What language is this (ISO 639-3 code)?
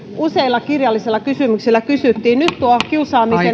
fin